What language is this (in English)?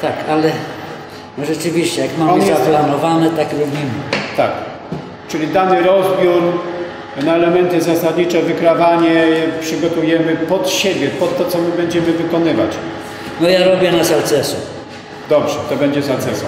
Polish